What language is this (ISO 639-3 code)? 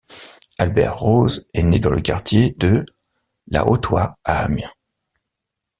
fra